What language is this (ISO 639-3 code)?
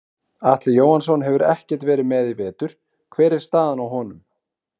isl